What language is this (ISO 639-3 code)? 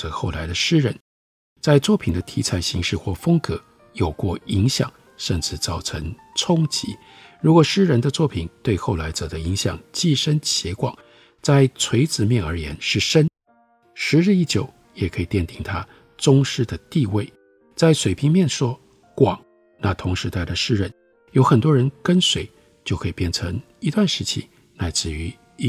zho